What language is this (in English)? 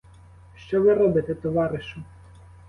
Ukrainian